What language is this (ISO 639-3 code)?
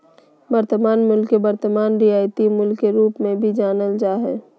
mag